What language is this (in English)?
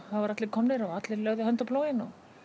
Icelandic